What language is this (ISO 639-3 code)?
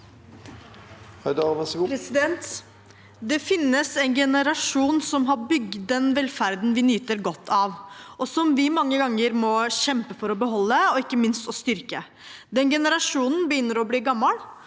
nor